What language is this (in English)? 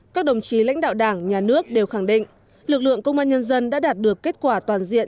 Vietnamese